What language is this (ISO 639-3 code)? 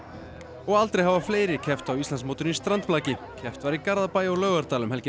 isl